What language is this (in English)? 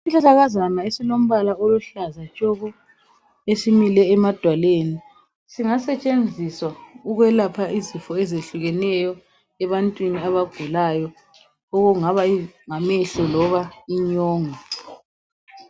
North Ndebele